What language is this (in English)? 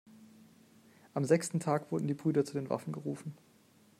German